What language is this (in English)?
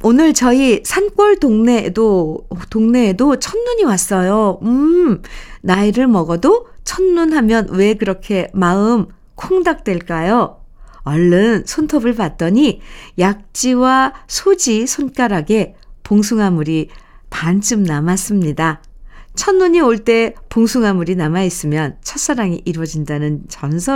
Korean